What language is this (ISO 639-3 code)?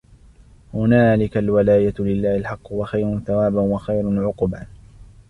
ara